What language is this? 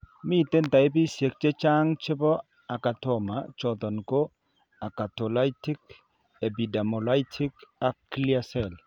Kalenjin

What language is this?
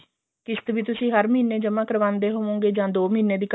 Punjabi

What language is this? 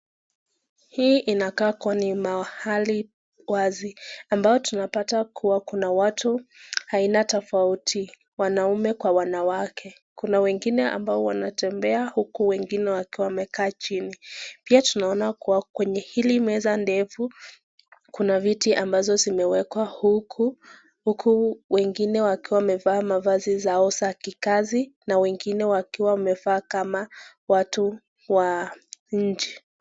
Swahili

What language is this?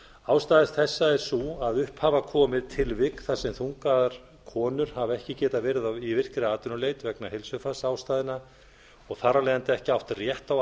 Icelandic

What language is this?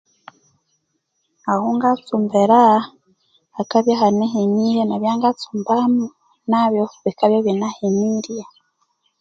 Konzo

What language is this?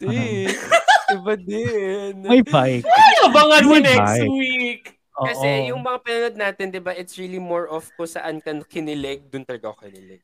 Filipino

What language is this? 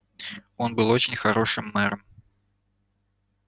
Russian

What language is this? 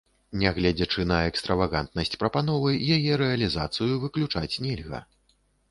Belarusian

